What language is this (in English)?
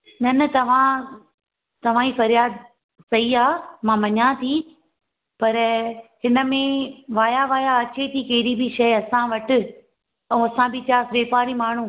Sindhi